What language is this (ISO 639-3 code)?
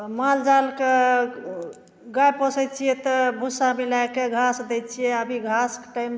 mai